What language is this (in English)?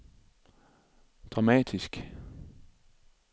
Danish